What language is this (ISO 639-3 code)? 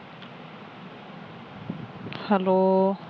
pan